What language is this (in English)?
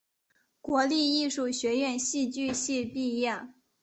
Chinese